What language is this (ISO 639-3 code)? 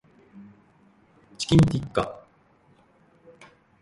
jpn